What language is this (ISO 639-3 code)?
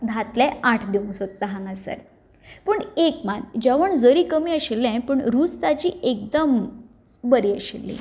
kok